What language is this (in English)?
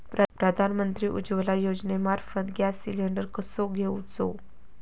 Marathi